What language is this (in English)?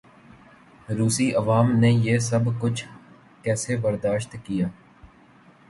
Urdu